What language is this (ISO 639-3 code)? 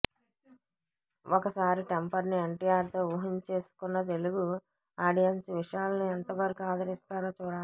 tel